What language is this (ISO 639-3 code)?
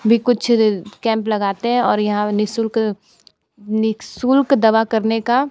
hin